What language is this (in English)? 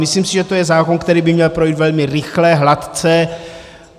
Czech